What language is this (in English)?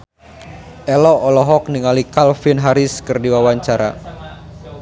Sundanese